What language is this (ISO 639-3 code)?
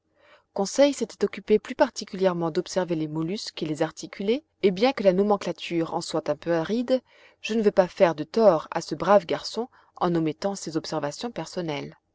fra